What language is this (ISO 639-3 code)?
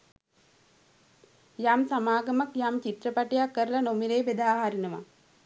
sin